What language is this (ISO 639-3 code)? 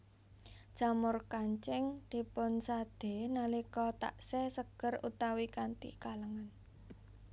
jav